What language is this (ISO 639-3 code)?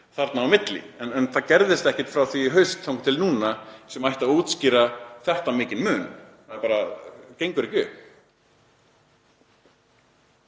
isl